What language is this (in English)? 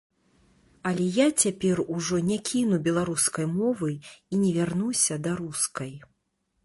Belarusian